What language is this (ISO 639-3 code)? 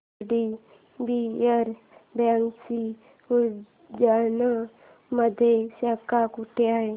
mar